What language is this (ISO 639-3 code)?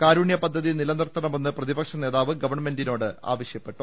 mal